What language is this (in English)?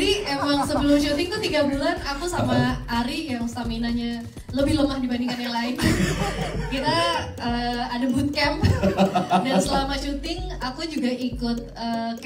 Indonesian